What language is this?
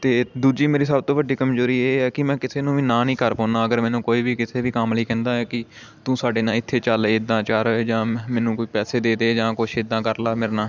Punjabi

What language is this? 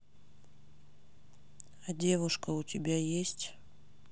Russian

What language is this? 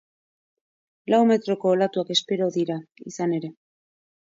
Basque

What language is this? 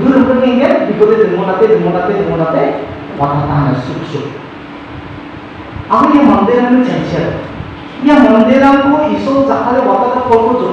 Indonesian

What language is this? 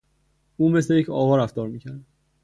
Persian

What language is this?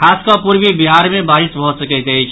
Maithili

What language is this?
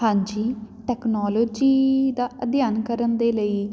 Punjabi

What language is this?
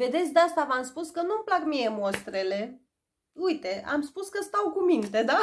Romanian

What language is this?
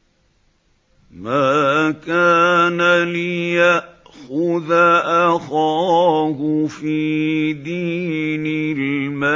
Arabic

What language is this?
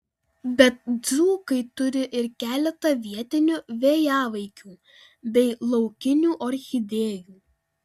Lithuanian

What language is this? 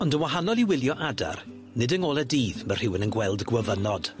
Welsh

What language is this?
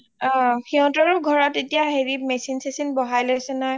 Assamese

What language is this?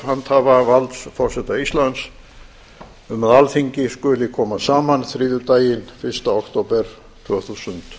Icelandic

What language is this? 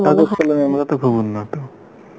Bangla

